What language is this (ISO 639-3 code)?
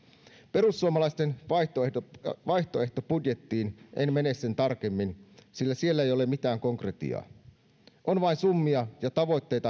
fin